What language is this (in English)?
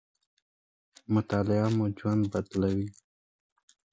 Pashto